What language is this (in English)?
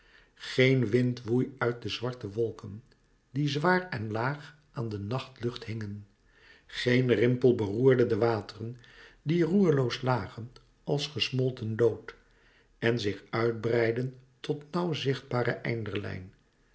Dutch